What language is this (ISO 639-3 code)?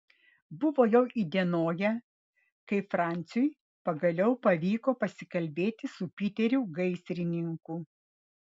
lit